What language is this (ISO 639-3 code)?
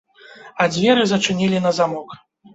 bel